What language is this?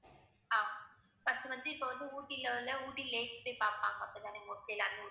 Tamil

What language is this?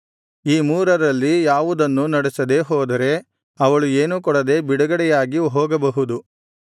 Kannada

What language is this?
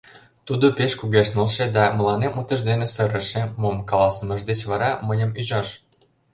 Mari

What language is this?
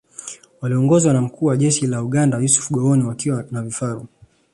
Swahili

